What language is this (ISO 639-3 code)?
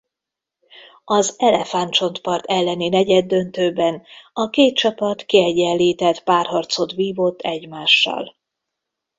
hun